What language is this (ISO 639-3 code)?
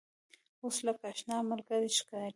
pus